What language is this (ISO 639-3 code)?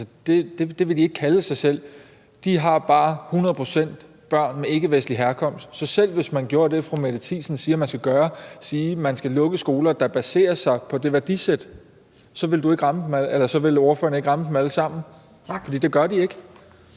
dan